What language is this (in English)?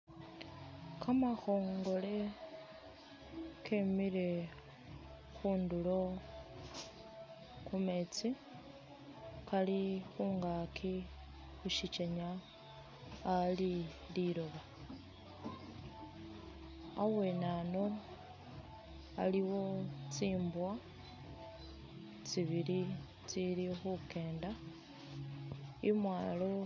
Masaaba